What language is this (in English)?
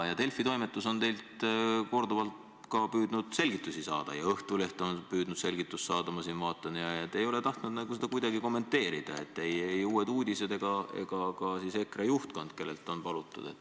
Estonian